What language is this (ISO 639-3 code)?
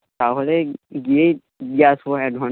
ben